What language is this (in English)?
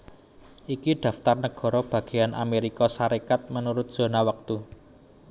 Javanese